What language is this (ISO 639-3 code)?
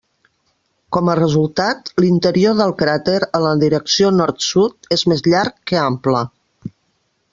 cat